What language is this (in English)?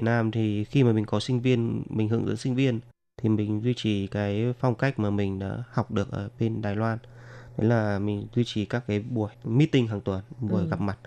Vietnamese